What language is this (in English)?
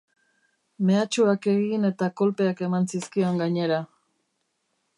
Basque